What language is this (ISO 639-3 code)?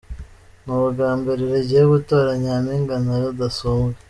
kin